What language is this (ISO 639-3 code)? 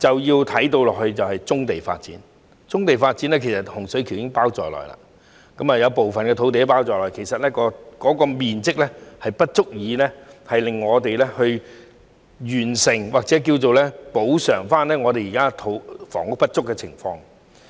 yue